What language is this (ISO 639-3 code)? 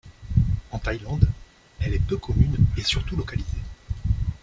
fra